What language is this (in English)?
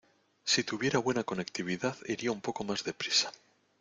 Spanish